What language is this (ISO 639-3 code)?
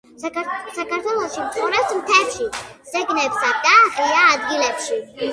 kat